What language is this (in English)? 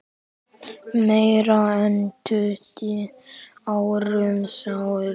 Icelandic